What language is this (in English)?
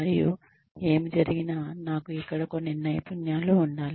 Telugu